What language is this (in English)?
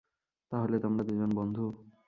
Bangla